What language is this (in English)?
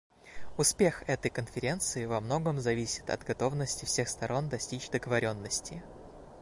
Russian